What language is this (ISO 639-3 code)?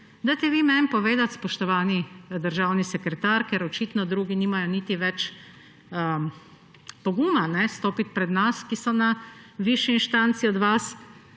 slv